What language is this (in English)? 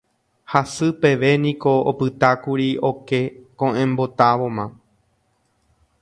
Guarani